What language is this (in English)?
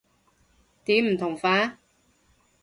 Cantonese